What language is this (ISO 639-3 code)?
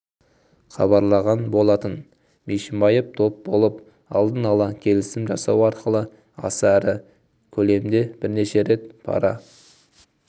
kaz